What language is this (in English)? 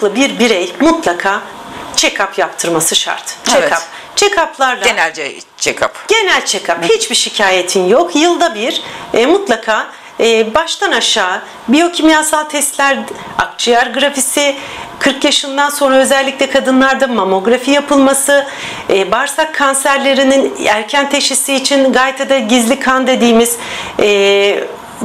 Turkish